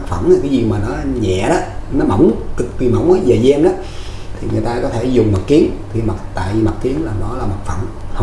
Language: Vietnamese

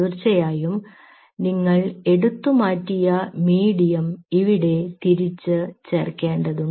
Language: Malayalam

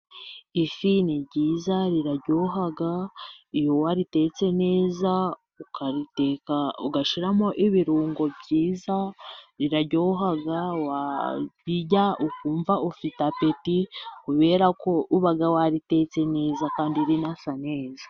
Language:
Kinyarwanda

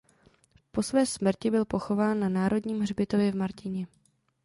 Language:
Czech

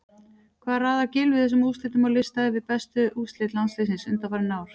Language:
Icelandic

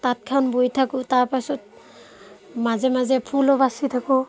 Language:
Assamese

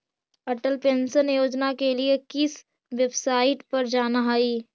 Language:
Magahi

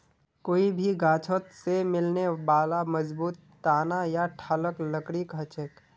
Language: Magahi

